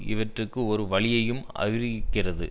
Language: Tamil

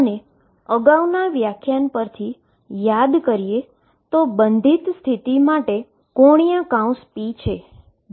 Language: Gujarati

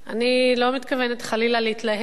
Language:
Hebrew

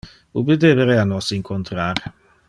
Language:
Interlingua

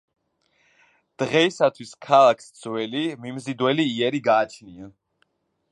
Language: Georgian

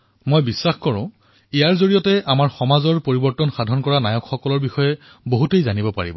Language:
Assamese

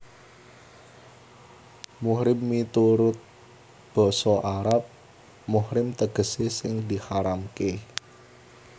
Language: Javanese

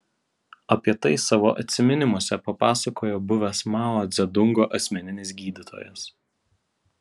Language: Lithuanian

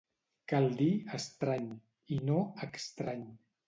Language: Catalan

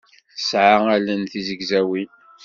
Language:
Kabyle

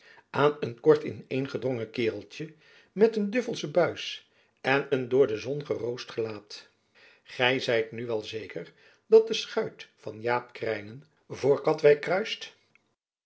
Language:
Dutch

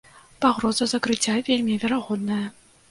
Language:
Belarusian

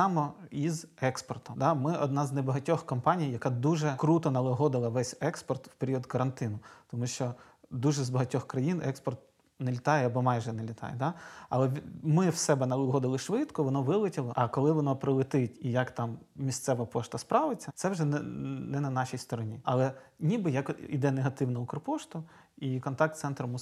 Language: Ukrainian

